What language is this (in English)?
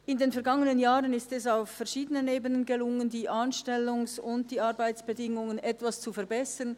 Swiss German